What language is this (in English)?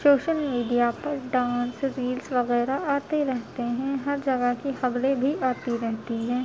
Urdu